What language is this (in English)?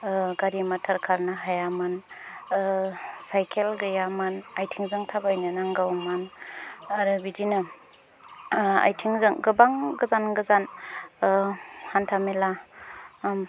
Bodo